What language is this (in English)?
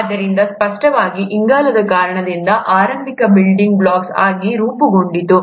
Kannada